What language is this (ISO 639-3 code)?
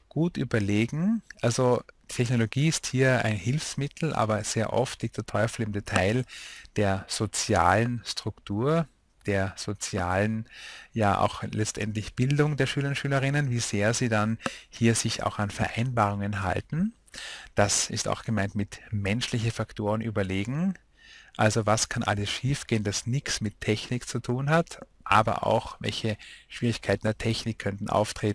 deu